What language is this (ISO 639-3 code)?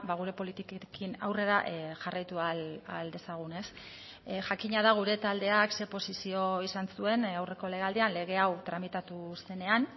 eus